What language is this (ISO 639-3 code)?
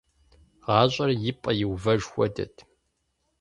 kbd